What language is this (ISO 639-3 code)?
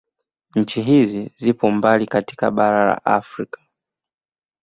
swa